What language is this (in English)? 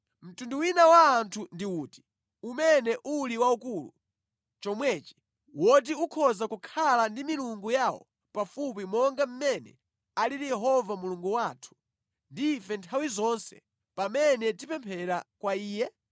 Nyanja